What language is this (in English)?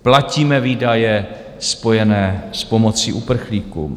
Czech